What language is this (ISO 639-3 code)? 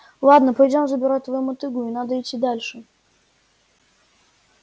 rus